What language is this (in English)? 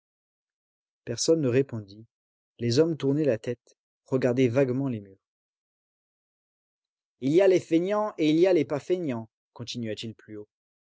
French